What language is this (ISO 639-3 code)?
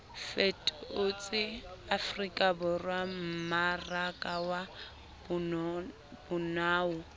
sot